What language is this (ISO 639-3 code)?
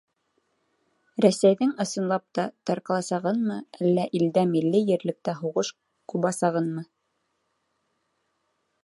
bak